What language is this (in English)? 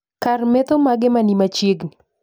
Luo (Kenya and Tanzania)